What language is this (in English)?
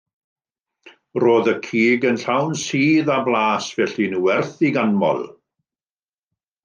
Welsh